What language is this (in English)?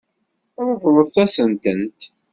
Kabyle